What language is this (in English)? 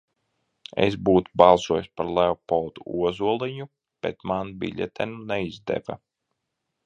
Latvian